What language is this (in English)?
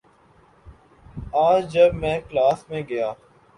Urdu